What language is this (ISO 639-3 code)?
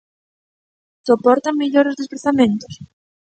glg